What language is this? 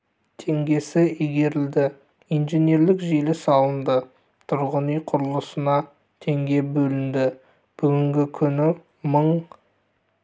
Kazakh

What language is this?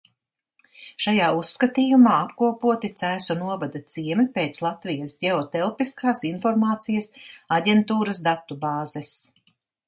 Latvian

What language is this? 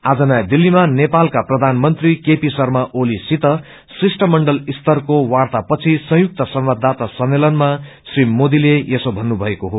Nepali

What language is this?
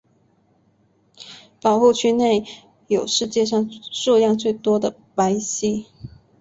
Chinese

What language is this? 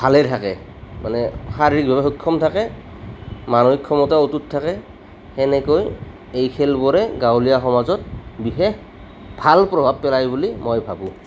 Assamese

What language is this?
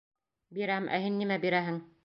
Bashkir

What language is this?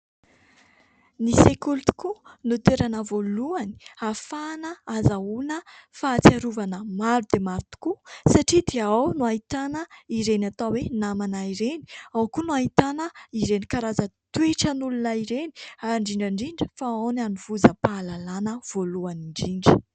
Malagasy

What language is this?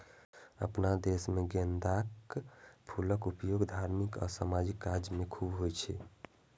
Maithili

